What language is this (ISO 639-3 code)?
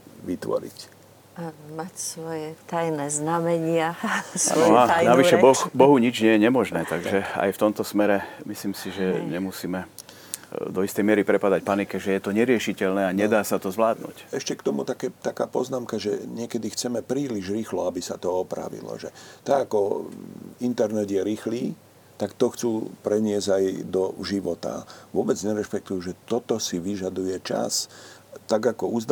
slk